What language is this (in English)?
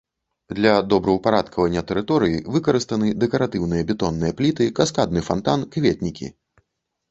Belarusian